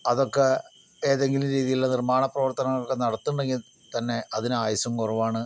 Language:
Malayalam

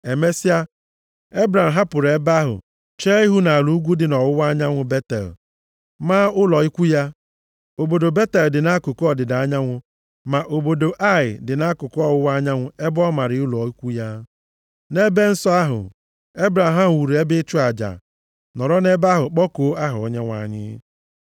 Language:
Igbo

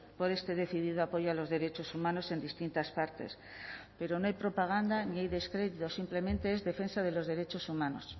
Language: Spanish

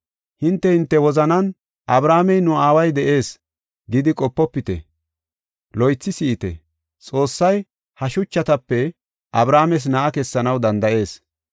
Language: Gofa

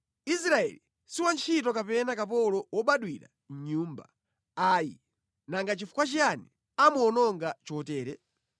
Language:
Nyanja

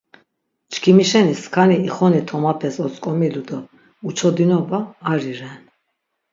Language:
Laz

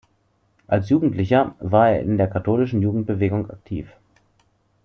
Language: German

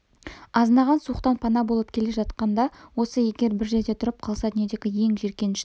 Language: Kazakh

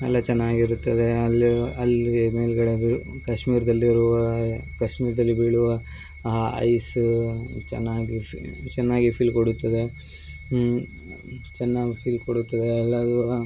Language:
Kannada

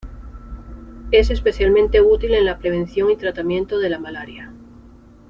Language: Spanish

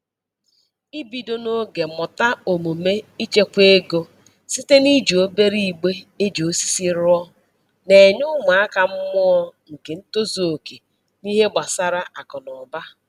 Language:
Igbo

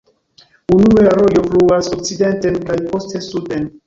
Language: Esperanto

